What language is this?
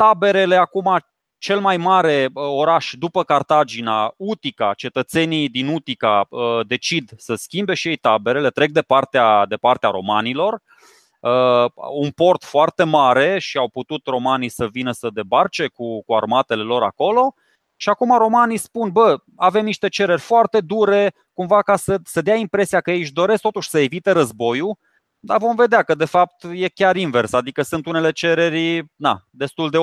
Romanian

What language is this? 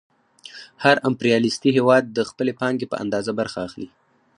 Pashto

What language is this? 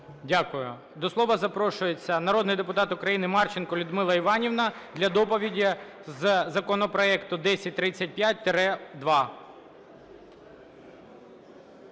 Ukrainian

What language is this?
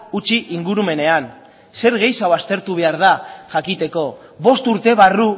Basque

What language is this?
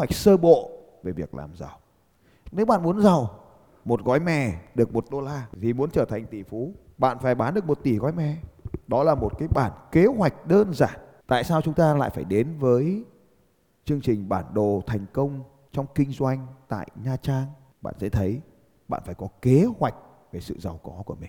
Vietnamese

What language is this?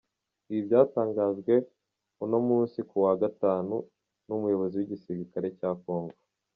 Kinyarwanda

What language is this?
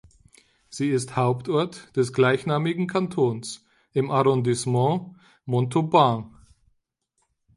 German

